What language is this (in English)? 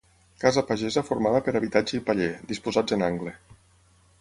Catalan